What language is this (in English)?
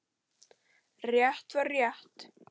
Icelandic